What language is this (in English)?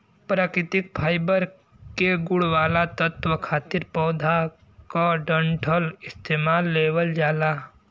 Bhojpuri